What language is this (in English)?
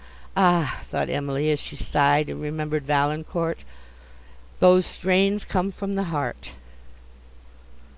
English